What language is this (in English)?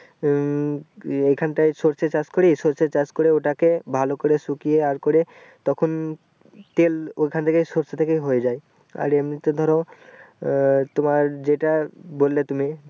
Bangla